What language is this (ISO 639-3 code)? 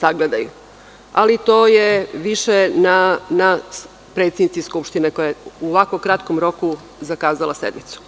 srp